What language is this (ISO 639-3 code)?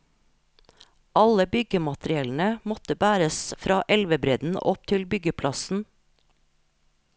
nor